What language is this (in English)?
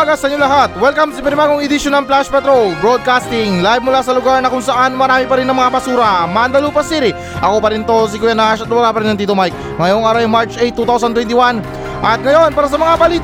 Filipino